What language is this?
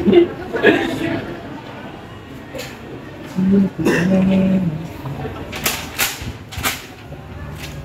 Indonesian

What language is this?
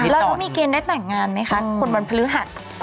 Thai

